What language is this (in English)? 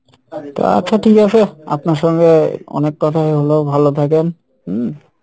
Bangla